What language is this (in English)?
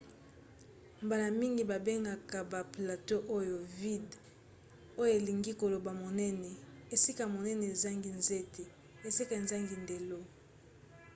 Lingala